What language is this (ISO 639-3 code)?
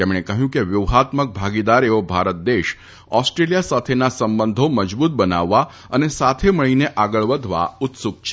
guj